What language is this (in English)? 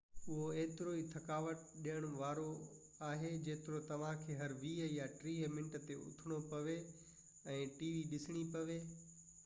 Sindhi